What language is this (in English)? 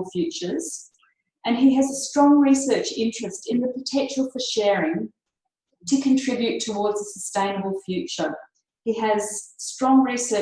English